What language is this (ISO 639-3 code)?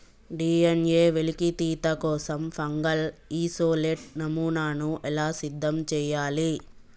tel